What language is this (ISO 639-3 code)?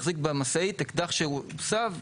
heb